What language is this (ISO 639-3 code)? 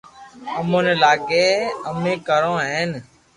lrk